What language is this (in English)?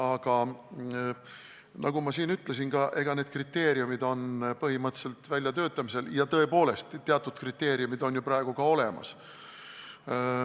Estonian